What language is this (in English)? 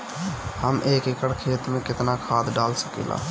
Bhojpuri